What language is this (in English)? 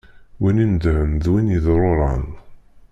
Kabyle